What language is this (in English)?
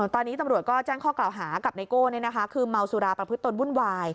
Thai